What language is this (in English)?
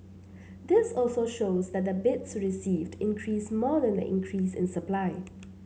English